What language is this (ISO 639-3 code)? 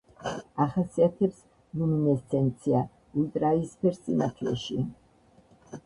kat